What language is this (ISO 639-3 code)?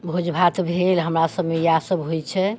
mai